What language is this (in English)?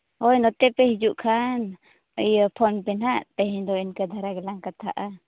Santali